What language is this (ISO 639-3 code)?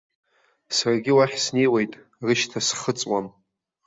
abk